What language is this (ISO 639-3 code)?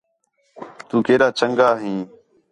xhe